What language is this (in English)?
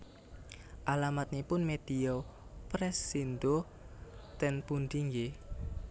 Javanese